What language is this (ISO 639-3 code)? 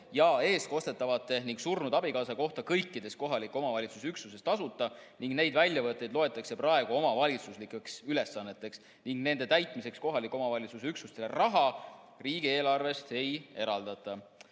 est